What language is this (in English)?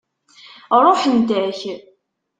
Kabyle